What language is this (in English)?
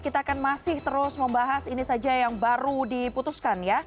Indonesian